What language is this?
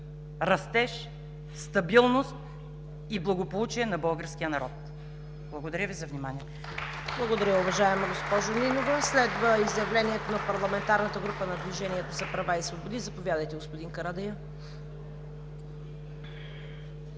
Bulgarian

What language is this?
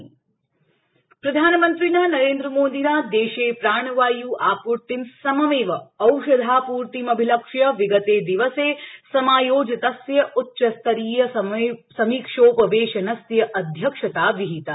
Sanskrit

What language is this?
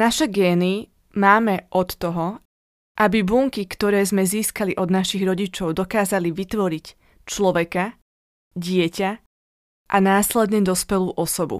Slovak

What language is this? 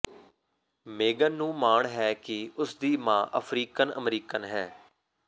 Punjabi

